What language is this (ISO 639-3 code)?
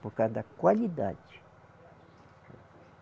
por